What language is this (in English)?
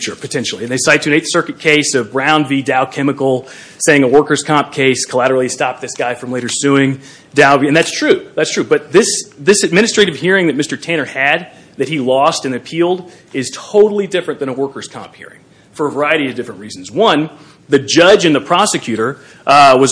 English